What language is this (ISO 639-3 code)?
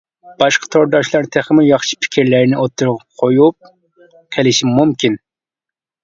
uig